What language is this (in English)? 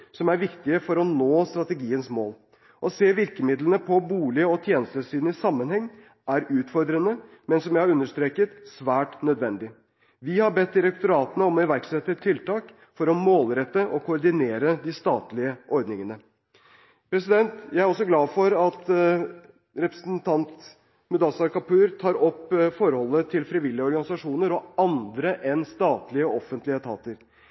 Norwegian Bokmål